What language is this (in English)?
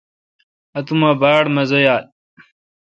Kalkoti